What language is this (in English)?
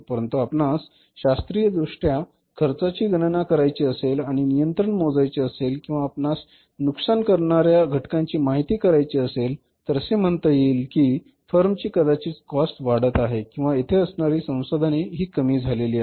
Marathi